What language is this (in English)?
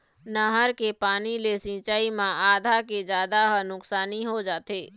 Chhattisgarhi